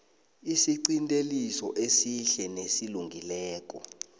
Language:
South Ndebele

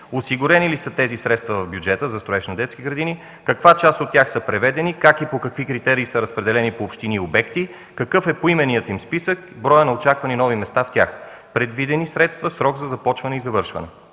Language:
Bulgarian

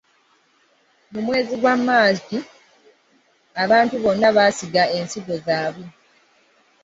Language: Ganda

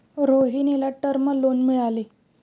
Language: Marathi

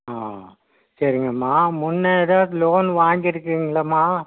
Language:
Tamil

